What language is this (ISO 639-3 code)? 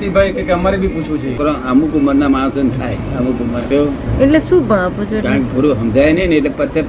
guj